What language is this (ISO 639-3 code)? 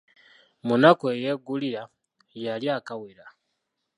lug